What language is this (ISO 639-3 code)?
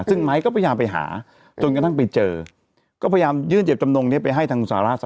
tha